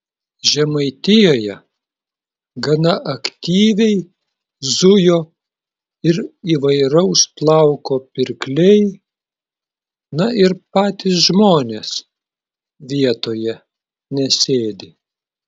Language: Lithuanian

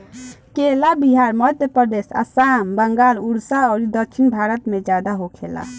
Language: Bhojpuri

